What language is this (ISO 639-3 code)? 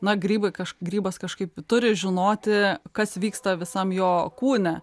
lit